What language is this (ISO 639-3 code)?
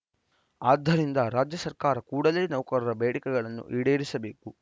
kan